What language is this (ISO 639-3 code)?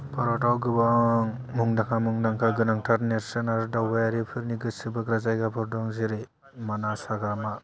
brx